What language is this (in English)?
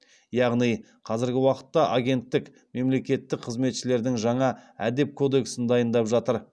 Kazakh